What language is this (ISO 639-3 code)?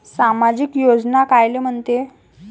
mar